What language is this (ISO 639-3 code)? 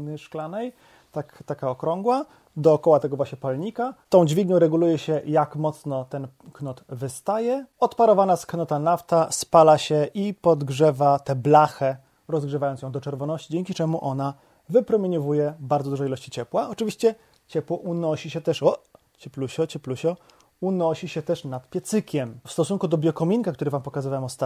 pol